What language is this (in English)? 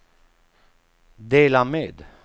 Swedish